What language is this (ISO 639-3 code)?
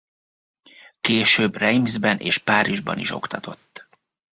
hun